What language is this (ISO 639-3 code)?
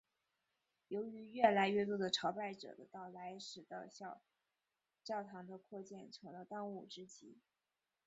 zho